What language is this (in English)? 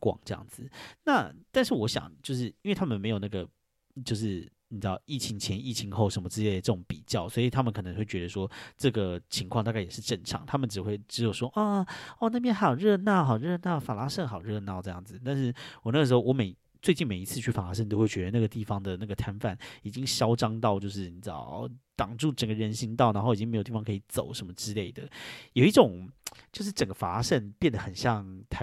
Chinese